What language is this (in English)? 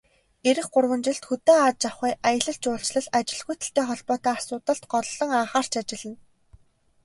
Mongolian